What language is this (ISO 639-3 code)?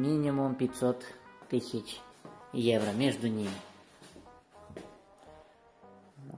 rus